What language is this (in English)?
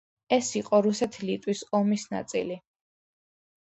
Georgian